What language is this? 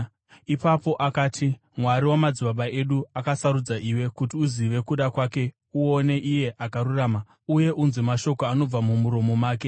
Shona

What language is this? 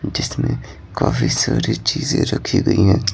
Hindi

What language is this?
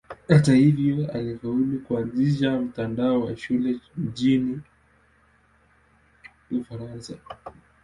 Swahili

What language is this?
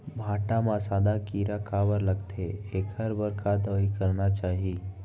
Chhattisgarhi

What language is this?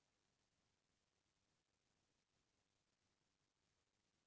Chhattisgarhi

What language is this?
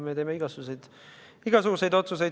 Estonian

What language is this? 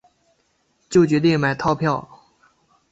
Chinese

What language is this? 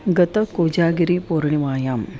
Sanskrit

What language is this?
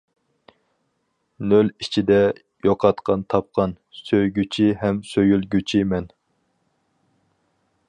Uyghur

